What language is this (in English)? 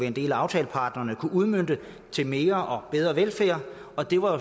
Danish